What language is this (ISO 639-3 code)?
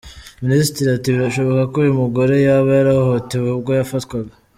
kin